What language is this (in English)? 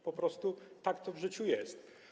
Polish